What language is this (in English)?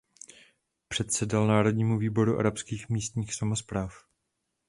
Czech